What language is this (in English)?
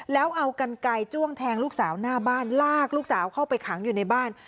Thai